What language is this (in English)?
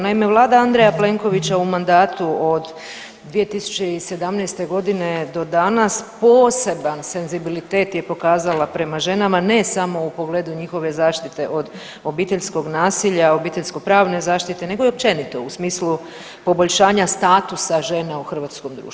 Croatian